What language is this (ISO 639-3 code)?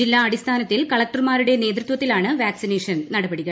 mal